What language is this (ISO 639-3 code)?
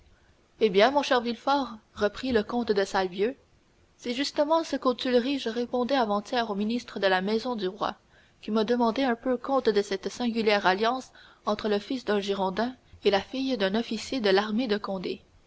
fra